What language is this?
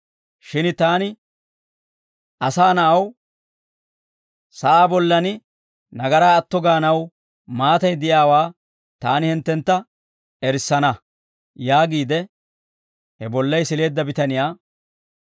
Dawro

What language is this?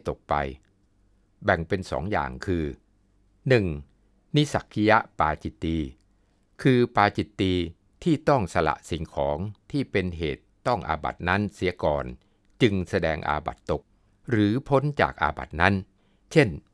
Thai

